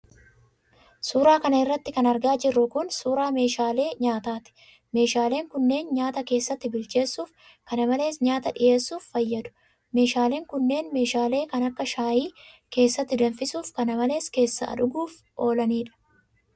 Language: Oromo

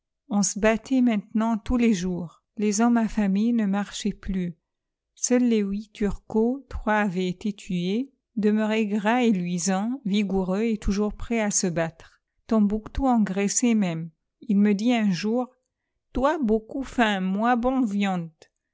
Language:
French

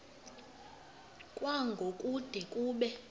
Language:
Xhosa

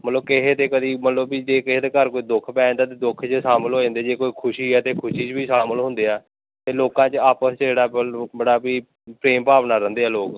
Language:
Punjabi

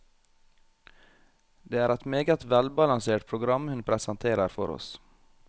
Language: Norwegian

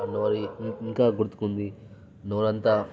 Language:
Telugu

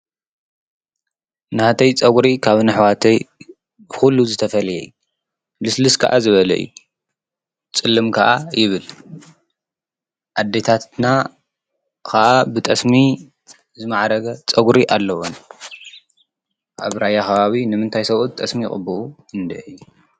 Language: Tigrinya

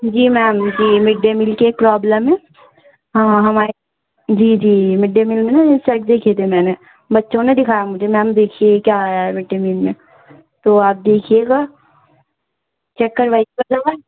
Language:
Urdu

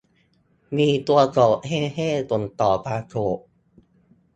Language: Thai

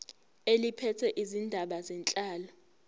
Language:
Zulu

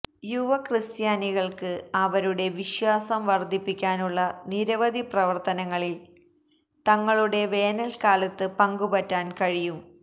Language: Malayalam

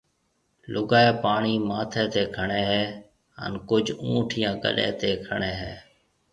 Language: Marwari (Pakistan)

